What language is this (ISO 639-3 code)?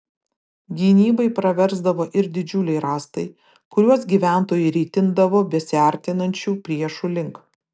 lit